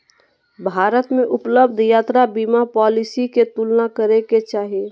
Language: Magahi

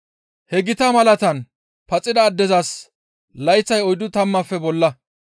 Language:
Gamo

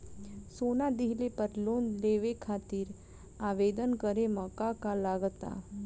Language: Bhojpuri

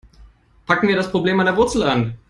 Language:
German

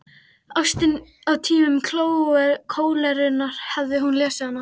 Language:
Icelandic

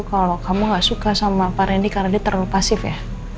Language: Indonesian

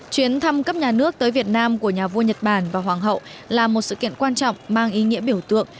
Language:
Vietnamese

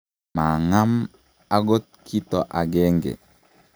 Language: Kalenjin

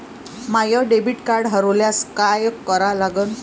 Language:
Marathi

